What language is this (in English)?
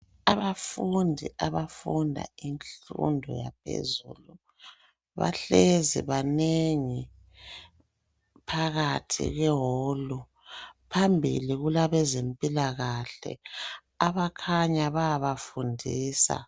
North Ndebele